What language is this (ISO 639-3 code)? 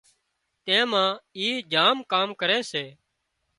kxp